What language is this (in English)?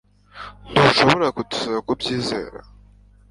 Kinyarwanda